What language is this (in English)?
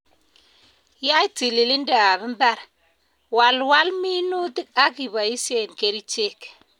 Kalenjin